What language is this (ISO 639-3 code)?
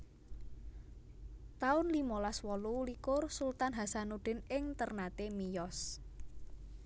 jav